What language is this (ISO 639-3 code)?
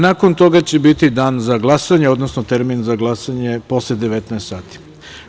srp